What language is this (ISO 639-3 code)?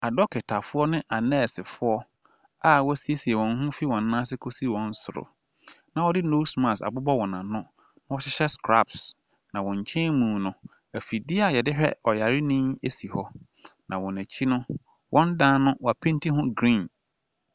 aka